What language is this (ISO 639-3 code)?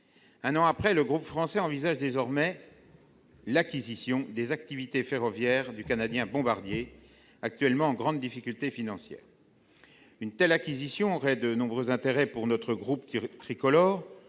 fra